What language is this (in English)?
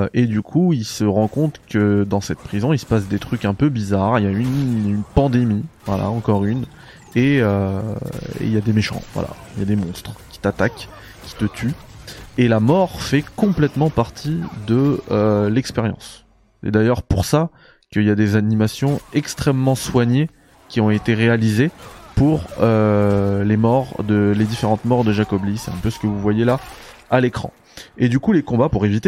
French